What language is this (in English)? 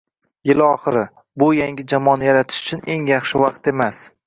Uzbek